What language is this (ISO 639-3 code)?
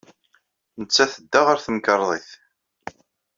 kab